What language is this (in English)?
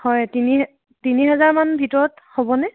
Assamese